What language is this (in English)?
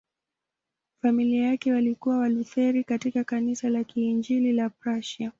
Swahili